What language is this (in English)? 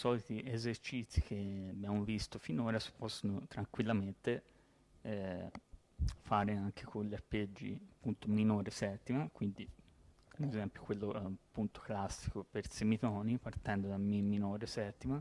Italian